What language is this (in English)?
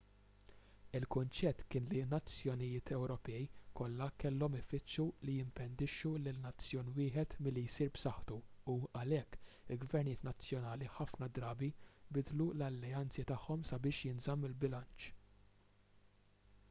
Maltese